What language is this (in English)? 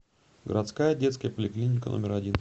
Russian